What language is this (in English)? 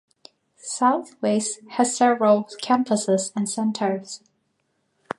English